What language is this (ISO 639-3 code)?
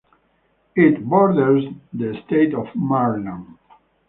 eng